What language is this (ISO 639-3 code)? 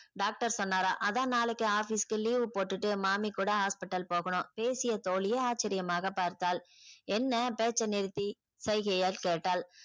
tam